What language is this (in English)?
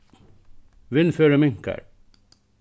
Faroese